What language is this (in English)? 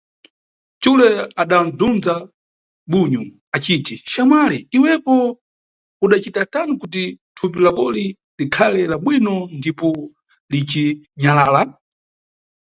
Nyungwe